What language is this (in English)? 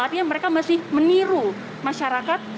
Indonesian